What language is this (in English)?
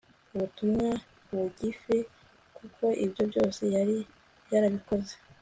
Kinyarwanda